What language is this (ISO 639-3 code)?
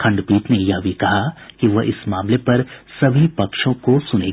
hin